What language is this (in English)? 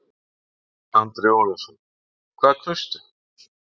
Icelandic